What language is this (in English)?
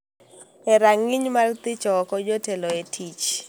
Luo (Kenya and Tanzania)